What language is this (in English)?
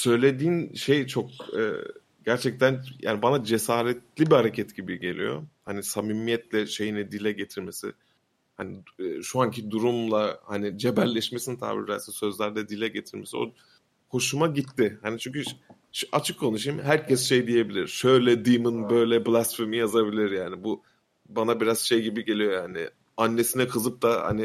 Turkish